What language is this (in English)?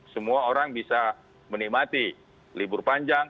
Indonesian